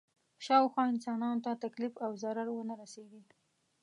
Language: Pashto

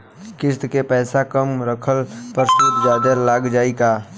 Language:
Bhojpuri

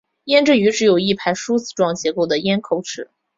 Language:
Chinese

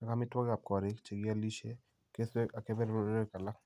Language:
Kalenjin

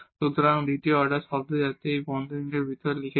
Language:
Bangla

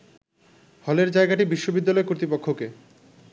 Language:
Bangla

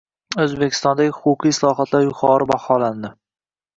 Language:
Uzbek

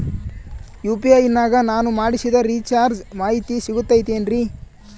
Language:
Kannada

